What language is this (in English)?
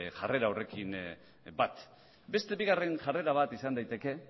Basque